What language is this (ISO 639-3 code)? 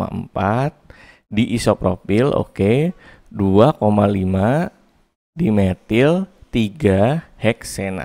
ind